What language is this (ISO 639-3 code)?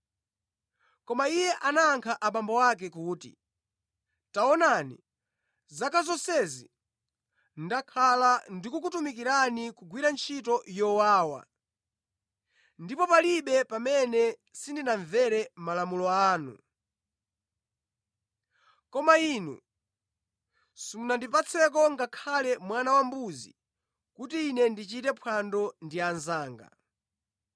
nya